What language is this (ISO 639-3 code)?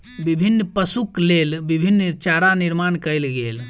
mai